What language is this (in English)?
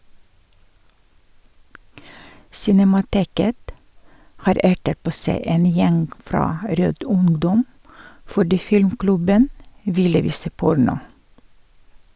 Norwegian